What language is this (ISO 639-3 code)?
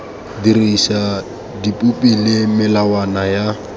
tsn